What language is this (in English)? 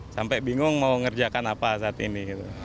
Indonesian